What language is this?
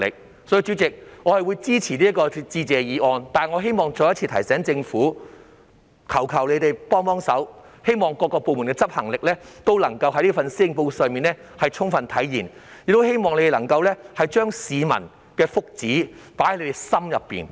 Cantonese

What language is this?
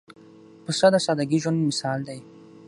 Pashto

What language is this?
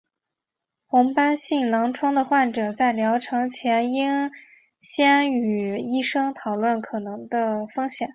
Chinese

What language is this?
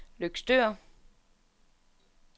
Danish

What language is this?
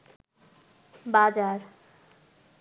Bangla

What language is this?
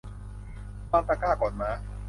Thai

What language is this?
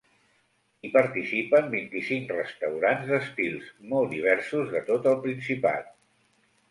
Catalan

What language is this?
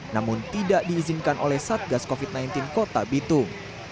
Indonesian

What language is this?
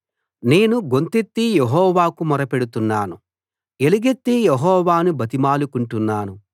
Telugu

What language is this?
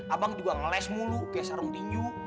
Indonesian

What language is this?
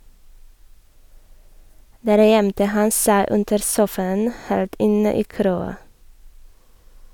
Norwegian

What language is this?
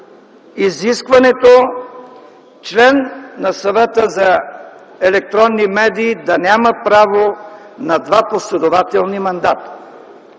Bulgarian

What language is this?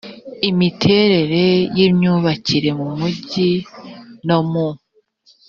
Kinyarwanda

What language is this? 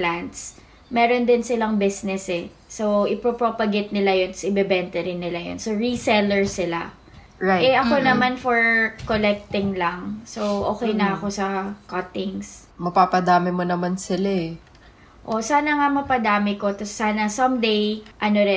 Filipino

